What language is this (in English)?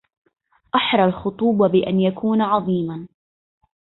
Arabic